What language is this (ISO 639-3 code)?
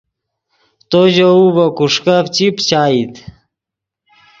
ydg